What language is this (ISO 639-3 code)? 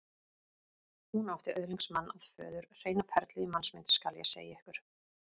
isl